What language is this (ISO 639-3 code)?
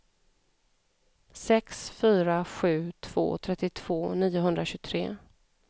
swe